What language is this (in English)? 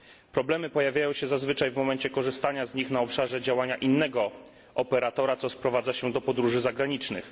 Polish